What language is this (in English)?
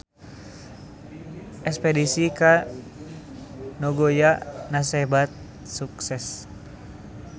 Sundanese